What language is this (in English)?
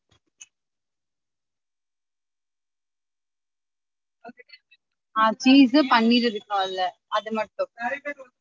Tamil